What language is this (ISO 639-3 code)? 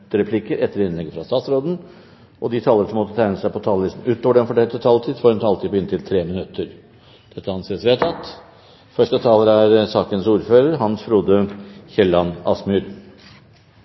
nob